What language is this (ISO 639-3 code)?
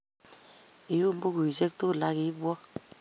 kln